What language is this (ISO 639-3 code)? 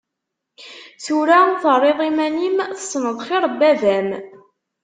kab